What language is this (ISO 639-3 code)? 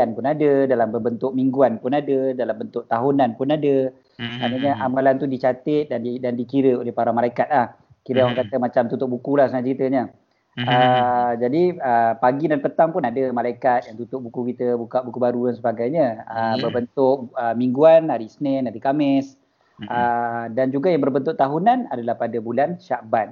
msa